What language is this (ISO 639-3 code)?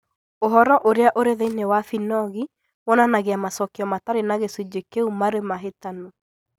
kik